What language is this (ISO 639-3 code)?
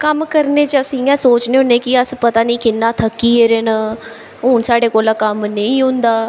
doi